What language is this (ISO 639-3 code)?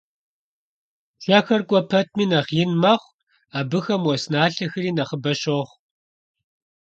kbd